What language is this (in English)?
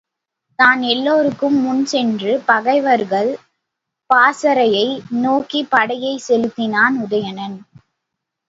Tamil